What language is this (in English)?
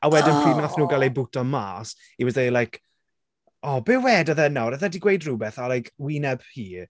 Welsh